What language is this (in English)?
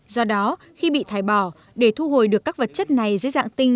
Vietnamese